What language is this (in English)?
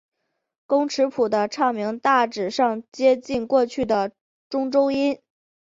Chinese